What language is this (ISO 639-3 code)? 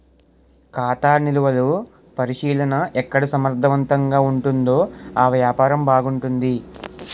tel